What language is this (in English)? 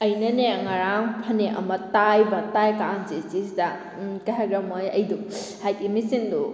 Manipuri